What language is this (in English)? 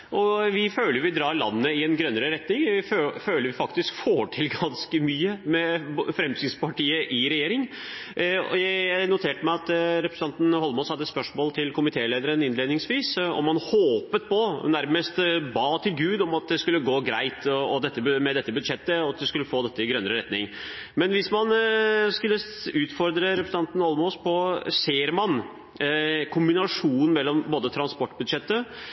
Norwegian Bokmål